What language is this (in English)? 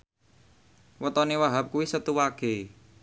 Javanese